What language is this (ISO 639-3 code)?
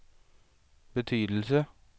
swe